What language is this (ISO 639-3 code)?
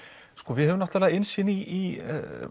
isl